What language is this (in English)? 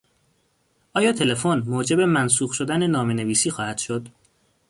Persian